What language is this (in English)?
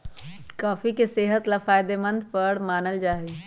Magahi